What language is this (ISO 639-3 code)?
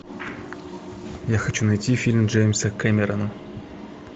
rus